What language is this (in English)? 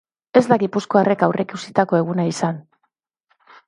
Basque